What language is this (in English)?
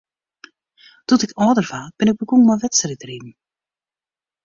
Western Frisian